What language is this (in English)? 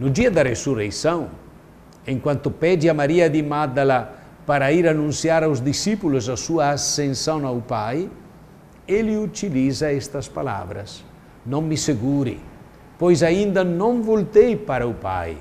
Portuguese